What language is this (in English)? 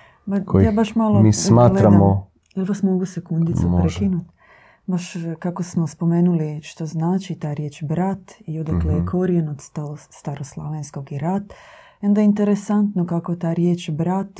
Croatian